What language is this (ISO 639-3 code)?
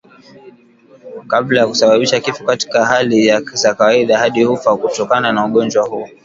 swa